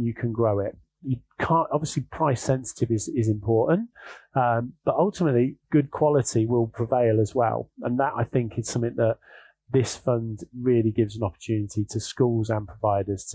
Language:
English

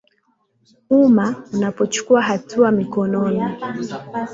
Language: Swahili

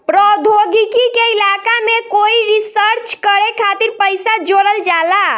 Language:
Bhojpuri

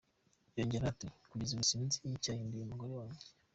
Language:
Kinyarwanda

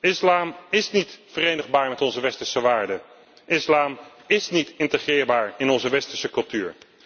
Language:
Dutch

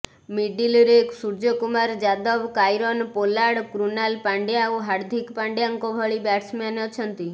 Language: Odia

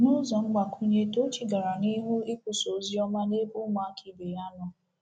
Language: Igbo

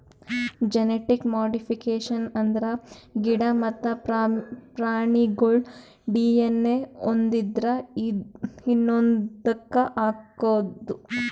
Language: Kannada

